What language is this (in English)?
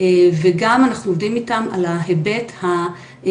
Hebrew